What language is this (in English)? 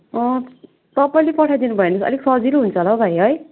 Nepali